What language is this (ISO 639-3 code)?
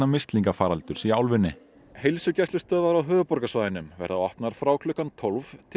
isl